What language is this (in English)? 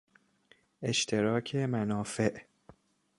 Persian